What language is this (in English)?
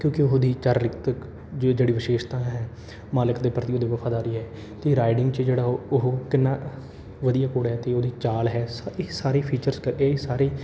Punjabi